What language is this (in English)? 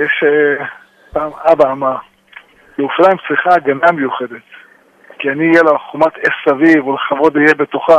Hebrew